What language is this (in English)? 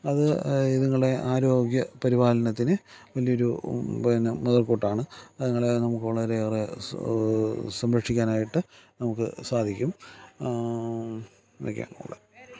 Malayalam